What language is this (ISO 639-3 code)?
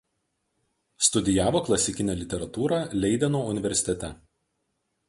lit